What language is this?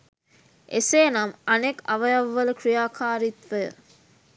Sinhala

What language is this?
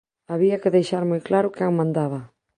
Galician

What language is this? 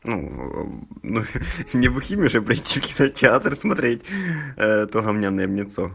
Russian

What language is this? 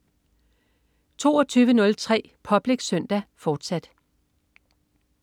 Danish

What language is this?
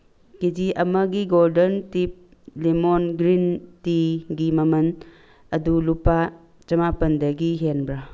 Manipuri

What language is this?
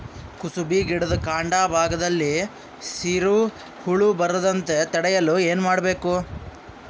Kannada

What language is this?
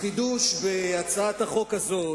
Hebrew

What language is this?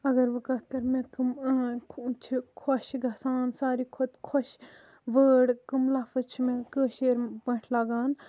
Kashmiri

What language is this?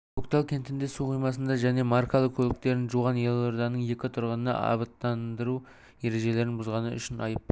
Kazakh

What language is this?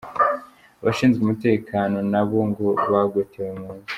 Kinyarwanda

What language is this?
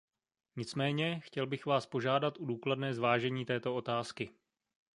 Czech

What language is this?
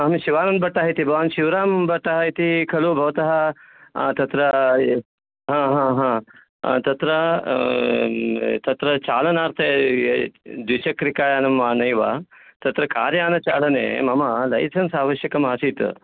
Sanskrit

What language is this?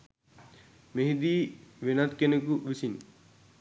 Sinhala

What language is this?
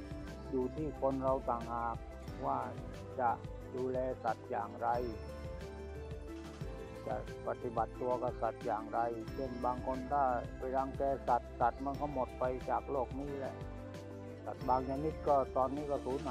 Thai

